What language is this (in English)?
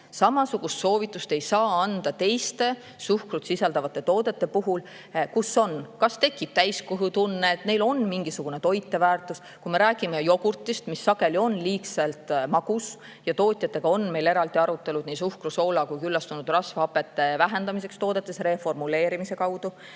Estonian